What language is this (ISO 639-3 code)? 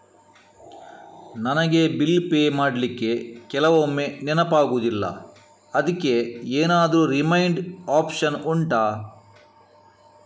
kan